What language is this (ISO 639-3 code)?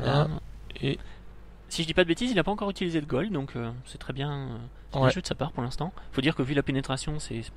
fra